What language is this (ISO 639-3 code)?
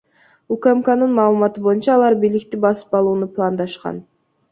kir